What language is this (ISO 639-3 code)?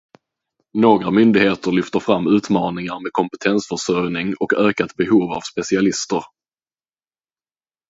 swe